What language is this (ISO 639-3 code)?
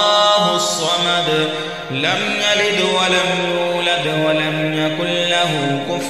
ara